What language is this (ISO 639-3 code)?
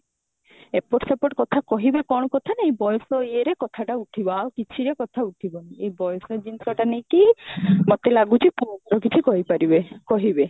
ori